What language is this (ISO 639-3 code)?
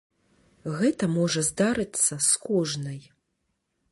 bel